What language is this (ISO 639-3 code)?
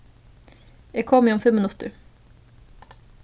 fao